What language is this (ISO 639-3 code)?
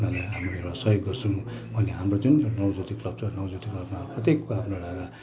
nep